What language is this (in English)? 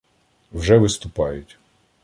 Ukrainian